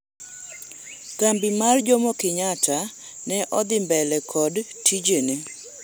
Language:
Luo (Kenya and Tanzania)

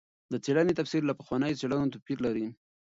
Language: Pashto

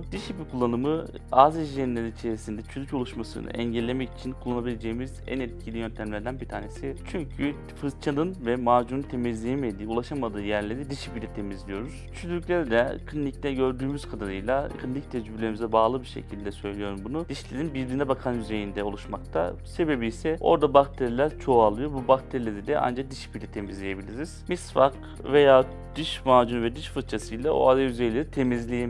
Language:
Turkish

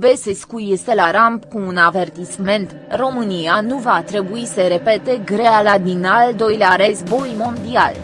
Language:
Romanian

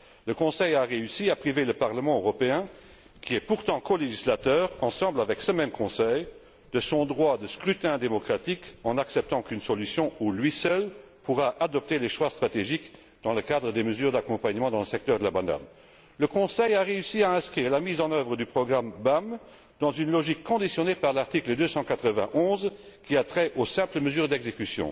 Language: French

